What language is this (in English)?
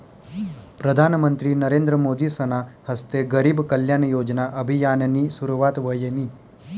Marathi